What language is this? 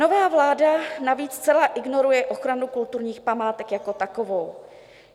Czech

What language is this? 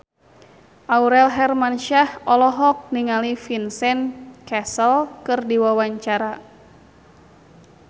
Sundanese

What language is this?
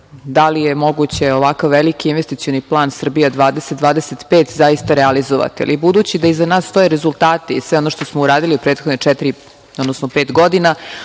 Serbian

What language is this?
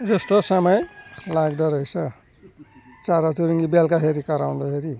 Nepali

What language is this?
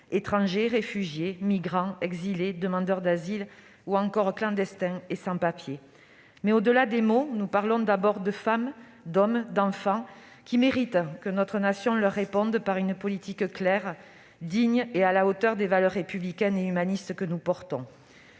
French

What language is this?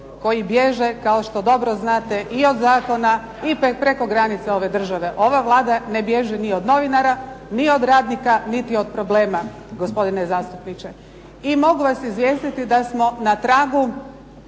Croatian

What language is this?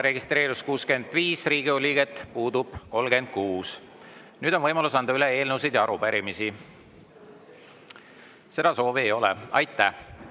Estonian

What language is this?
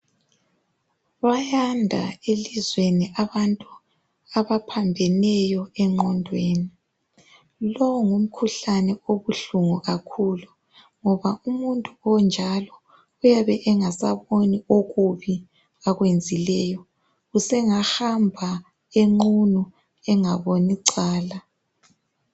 North Ndebele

